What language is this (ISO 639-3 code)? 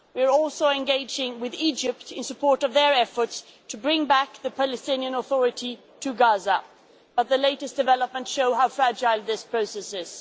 eng